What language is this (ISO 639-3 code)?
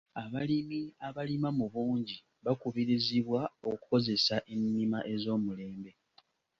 lug